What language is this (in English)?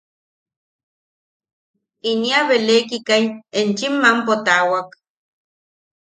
Yaqui